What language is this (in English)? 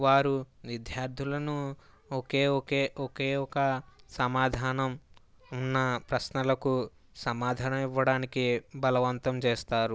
Telugu